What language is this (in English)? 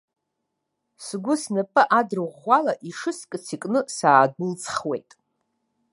Abkhazian